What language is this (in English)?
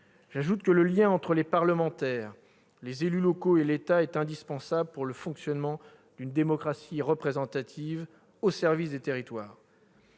French